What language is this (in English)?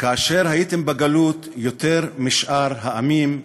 Hebrew